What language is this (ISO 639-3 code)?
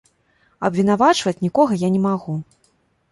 bel